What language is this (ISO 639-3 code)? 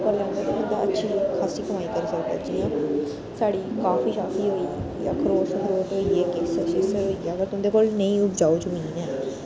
doi